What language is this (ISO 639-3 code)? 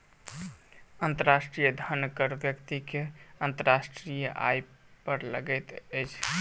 mai